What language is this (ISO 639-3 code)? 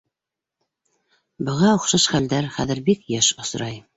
bak